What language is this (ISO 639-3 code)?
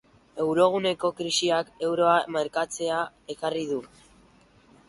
eus